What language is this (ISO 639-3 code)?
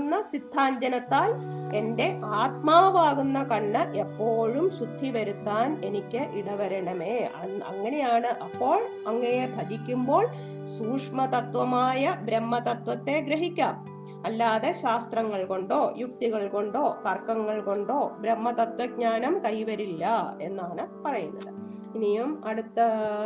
mal